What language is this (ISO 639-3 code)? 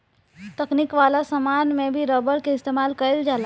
bho